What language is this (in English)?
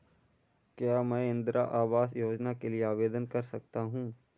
Hindi